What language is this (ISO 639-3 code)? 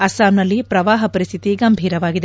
kan